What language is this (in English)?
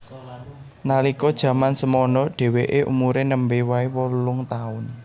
Javanese